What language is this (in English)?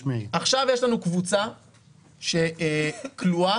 Hebrew